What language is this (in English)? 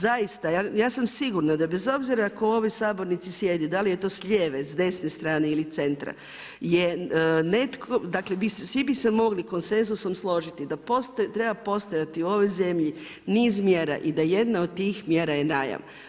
Croatian